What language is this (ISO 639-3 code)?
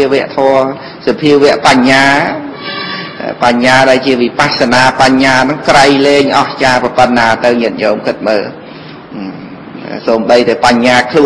vie